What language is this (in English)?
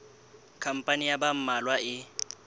Southern Sotho